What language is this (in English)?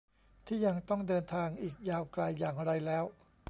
Thai